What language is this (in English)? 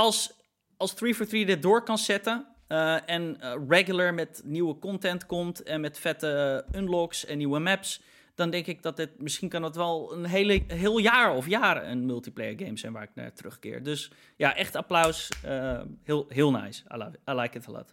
Dutch